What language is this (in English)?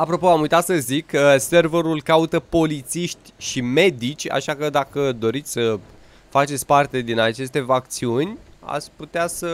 Romanian